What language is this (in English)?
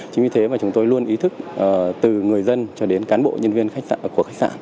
Vietnamese